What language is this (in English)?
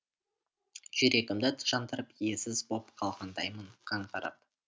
Kazakh